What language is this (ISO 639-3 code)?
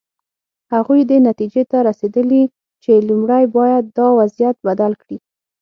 pus